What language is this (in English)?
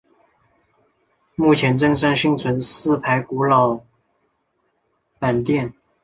Chinese